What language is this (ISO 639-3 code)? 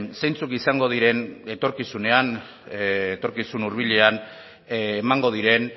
eus